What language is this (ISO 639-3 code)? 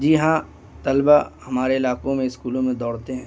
urd